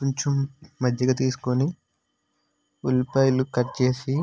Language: Telugu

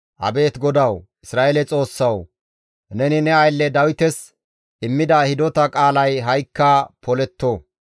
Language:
Gamo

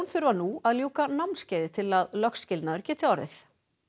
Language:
Icelandic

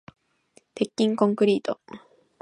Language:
Japanese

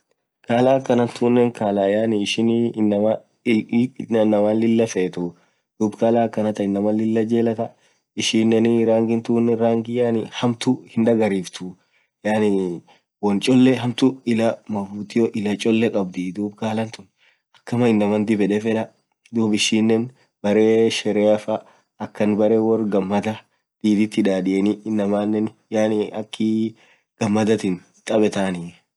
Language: Orma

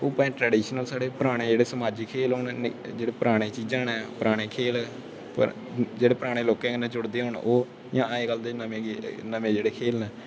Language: Dogri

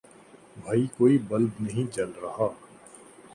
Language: Urdu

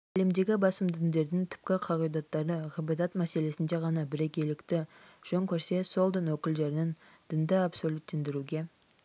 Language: Kazakh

